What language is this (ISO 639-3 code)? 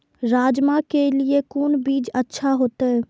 mai